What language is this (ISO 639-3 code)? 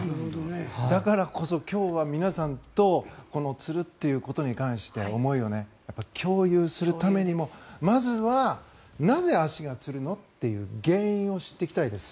jpn